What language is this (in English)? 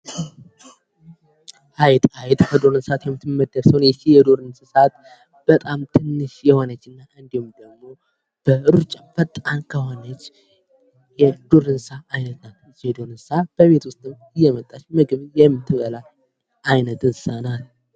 Amharic